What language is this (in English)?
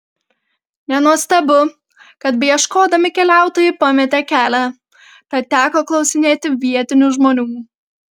Lithuanian